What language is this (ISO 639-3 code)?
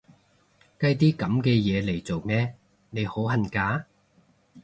yue